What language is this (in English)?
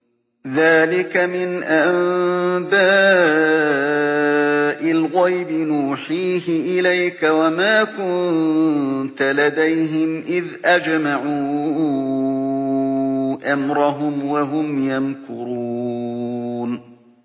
Arabic